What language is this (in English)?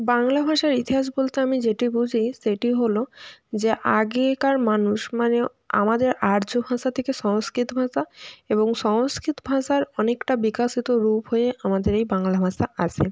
Bangla